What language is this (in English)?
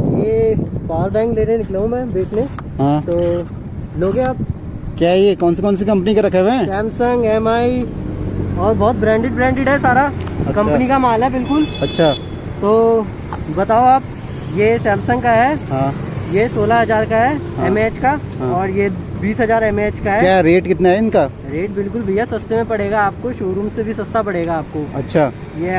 Hindi